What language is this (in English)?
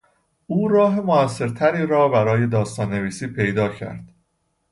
Persian